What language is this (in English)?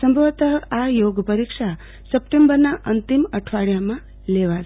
Gujarati